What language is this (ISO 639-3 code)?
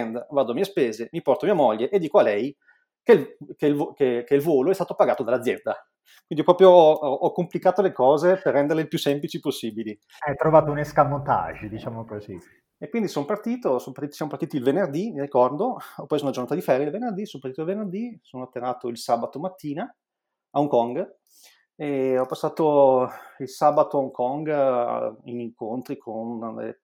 ita